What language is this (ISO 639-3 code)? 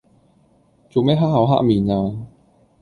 yue